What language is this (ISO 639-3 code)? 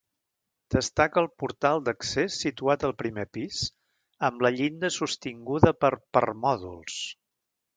cat